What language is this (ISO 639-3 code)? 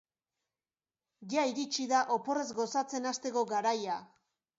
eus